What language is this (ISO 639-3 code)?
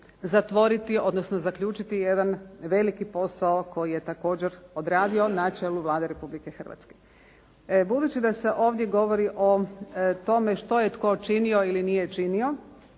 hrv